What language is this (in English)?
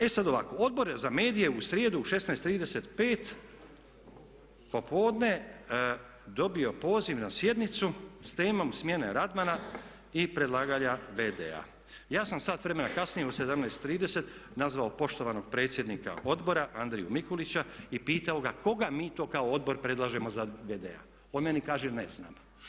Croatian